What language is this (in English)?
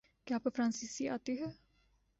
Urdu